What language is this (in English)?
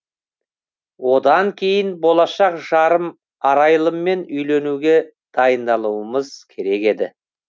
Kazakh